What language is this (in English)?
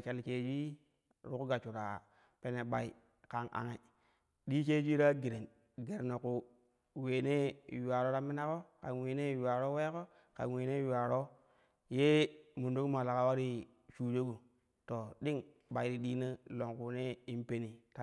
Kushi